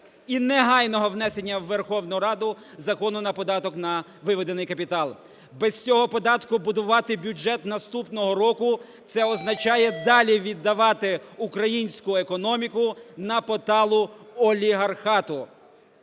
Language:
Ukrainian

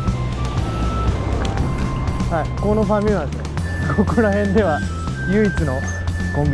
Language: Japanese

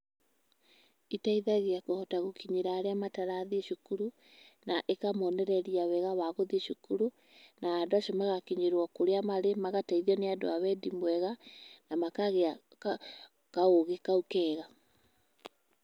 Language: Kikuyu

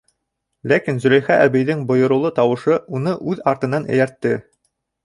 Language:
Bashkir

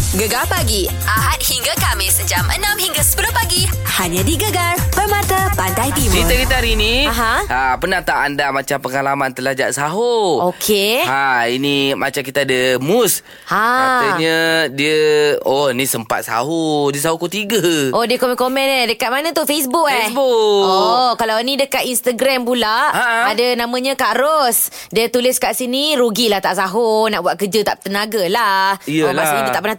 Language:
Malay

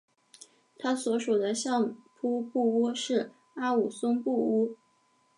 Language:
Chinese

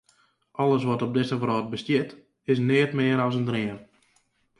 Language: Western Frisian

